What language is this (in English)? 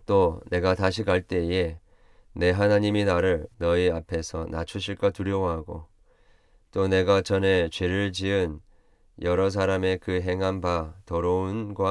Korean